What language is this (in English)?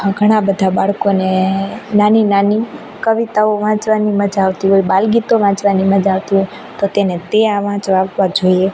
Gujarati